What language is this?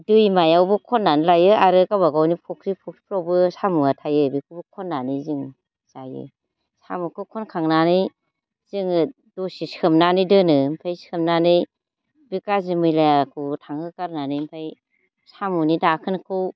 Bodo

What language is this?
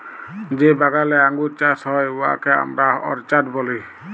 Bangla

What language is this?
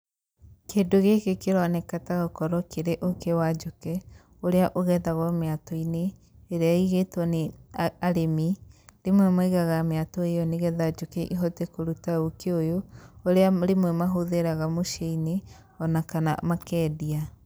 Kikuyu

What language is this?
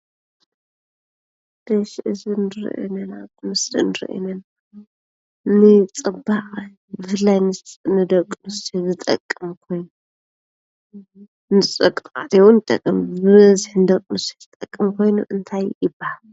Tigrinya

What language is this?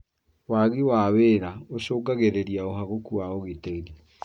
Kikuyu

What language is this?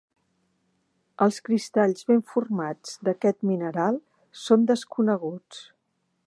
Catalan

